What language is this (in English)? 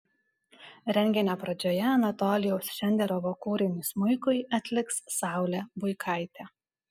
Lithuanian